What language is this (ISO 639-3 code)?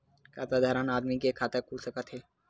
hne